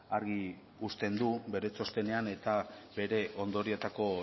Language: Basque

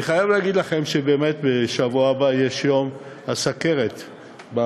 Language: Hebrew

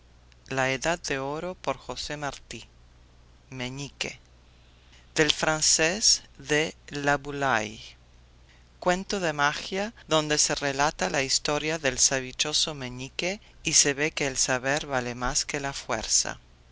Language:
Spanish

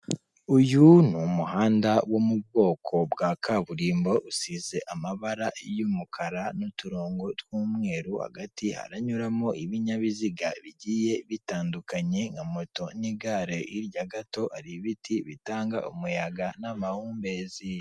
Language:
Kinyarwanda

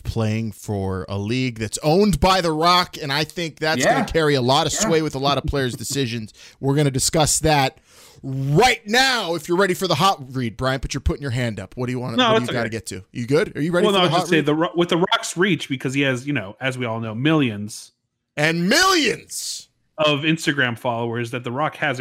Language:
English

